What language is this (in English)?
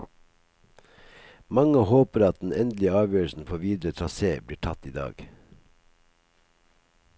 Norwegian